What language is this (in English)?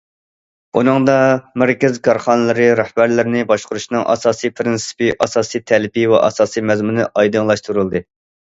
Uyghur